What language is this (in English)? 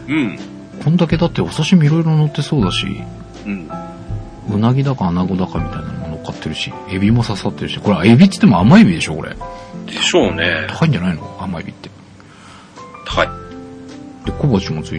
Japanese